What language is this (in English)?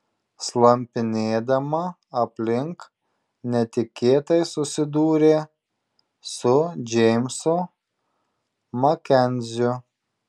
Lithuanian